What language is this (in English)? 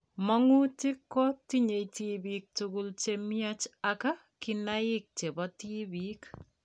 Kalenjin